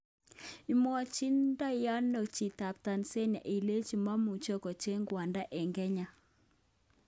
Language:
Kalenjin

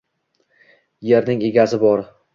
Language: Uzbek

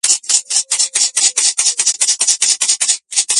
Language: Georgian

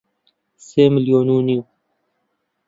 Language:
Central Kurdish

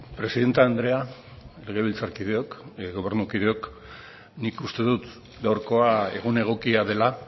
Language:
Basque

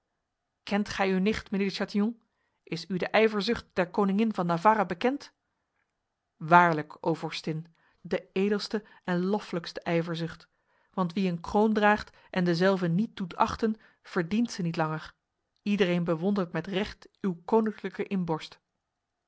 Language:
Dutch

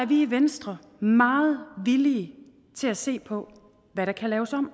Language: Danish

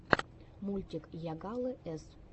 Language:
Russian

